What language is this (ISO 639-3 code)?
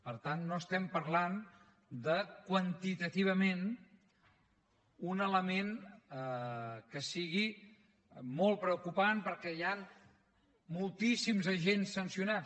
cat